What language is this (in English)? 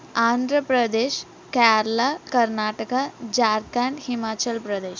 Telugu